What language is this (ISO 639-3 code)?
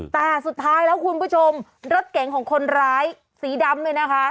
tha